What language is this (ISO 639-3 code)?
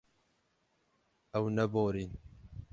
kur